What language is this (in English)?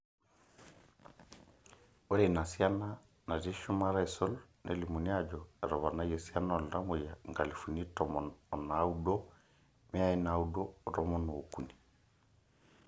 Masai